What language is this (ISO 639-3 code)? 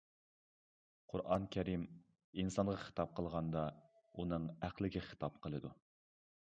uig